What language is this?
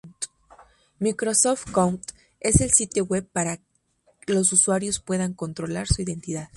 Spanish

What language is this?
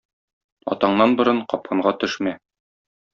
Tatar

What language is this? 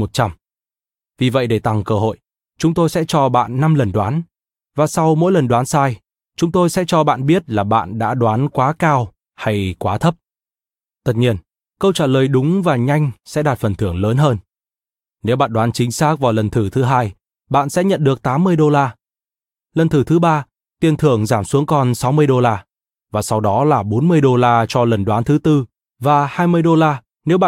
Vietnamese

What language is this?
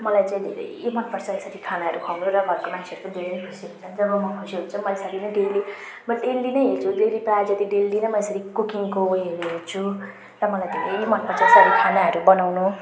Nepali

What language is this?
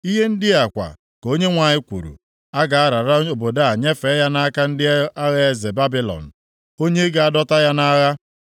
Igbo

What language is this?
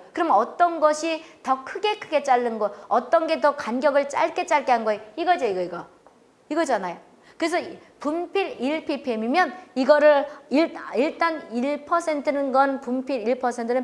Korean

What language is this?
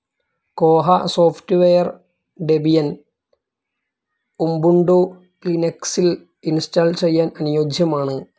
Malayalam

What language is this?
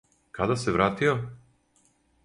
Serbian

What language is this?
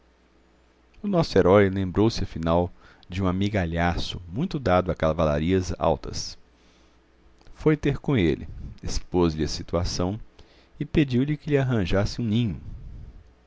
Portuguese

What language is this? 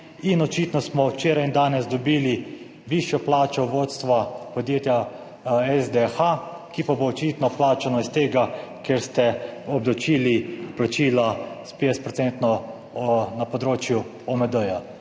Slovenian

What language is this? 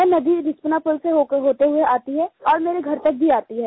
Hindi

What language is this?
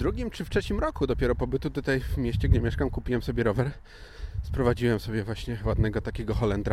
Polish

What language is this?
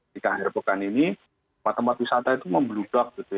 Indonesian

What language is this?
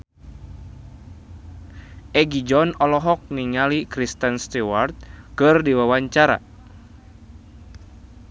Sundanese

